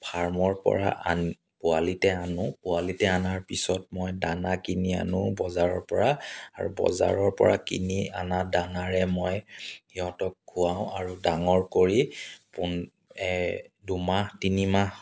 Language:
Assamese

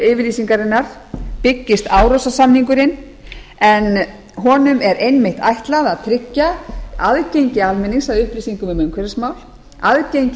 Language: Icelandic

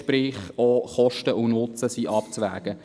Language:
Swiss German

